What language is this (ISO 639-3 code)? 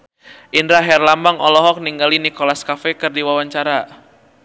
sun